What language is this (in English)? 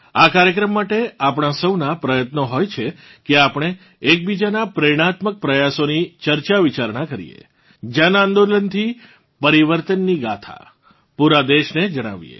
Gujarati